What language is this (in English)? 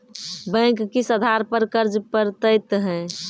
Maithili